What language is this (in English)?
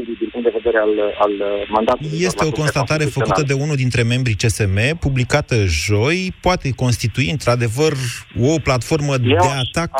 Romanian